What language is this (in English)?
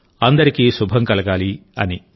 Telugu